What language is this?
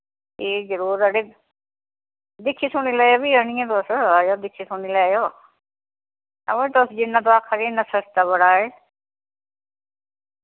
Dogri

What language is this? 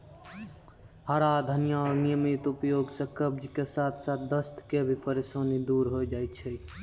Maithili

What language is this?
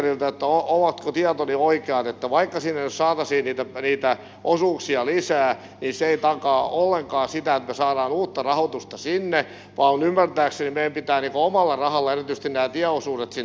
Finnish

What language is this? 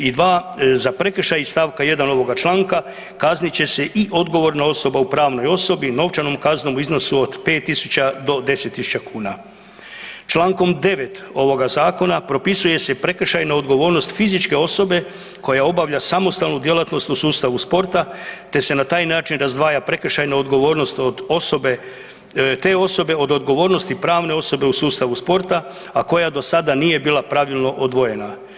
Croatian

